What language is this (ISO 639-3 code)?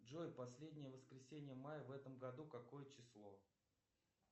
rus